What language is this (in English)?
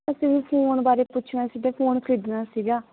Punjabi